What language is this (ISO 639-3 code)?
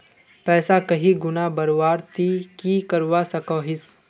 mag